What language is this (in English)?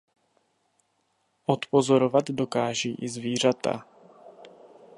Czech